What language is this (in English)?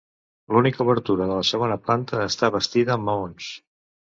Catalan